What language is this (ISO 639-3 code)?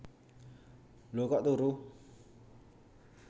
jav